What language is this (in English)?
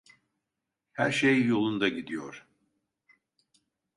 Turkish